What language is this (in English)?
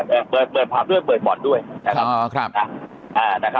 Thai